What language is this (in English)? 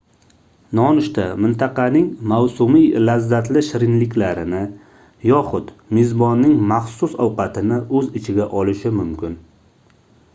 Uzbek